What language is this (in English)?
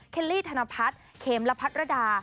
Thai